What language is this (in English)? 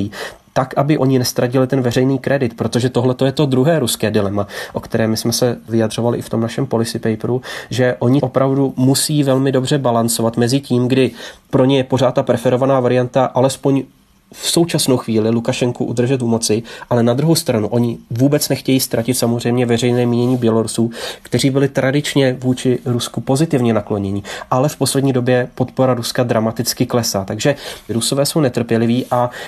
Czech